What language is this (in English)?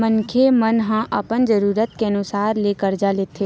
Chhattisgarhi